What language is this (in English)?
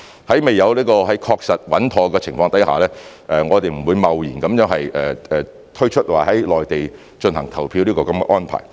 Cantonese